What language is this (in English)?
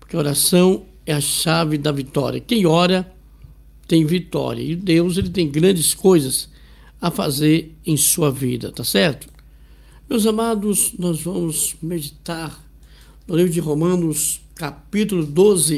Portuguese